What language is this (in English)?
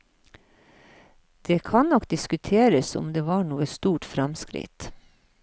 Norwegian